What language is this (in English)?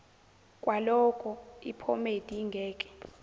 Zulu